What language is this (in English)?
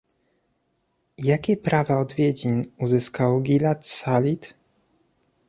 Polish